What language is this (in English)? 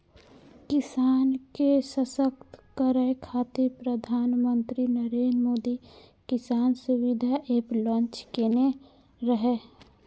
Maithili